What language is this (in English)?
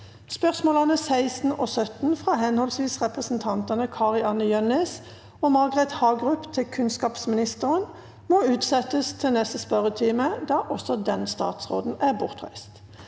Norwegian